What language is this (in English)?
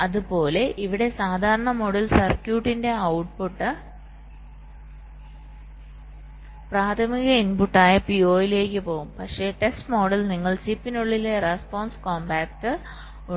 Malayalam